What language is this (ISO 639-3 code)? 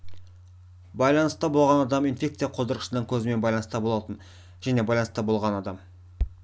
kaz